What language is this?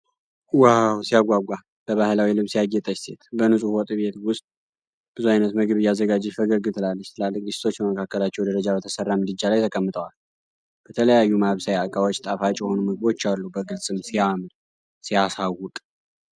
Amharic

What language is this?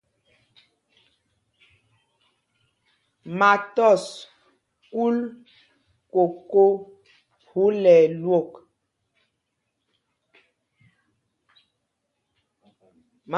Mpumpong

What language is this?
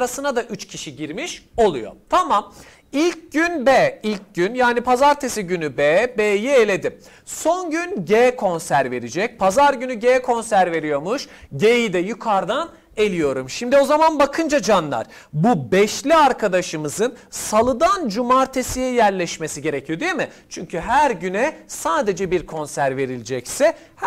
Turkish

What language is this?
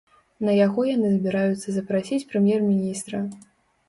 Belarusian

